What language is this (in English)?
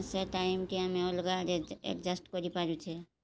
Odia